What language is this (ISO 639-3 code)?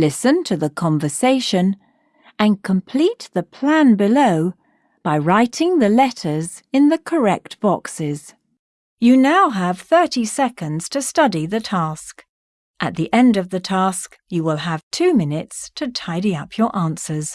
eng